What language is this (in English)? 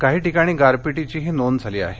Marathi